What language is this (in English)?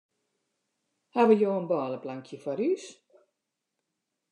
Western Frisian